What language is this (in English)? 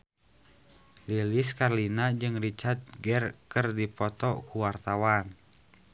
Sundanese